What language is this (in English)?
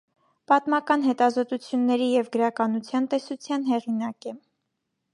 Armenian